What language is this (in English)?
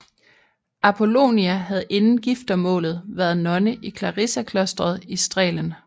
Danish